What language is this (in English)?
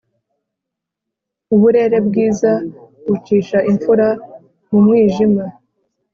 Kinyarwanda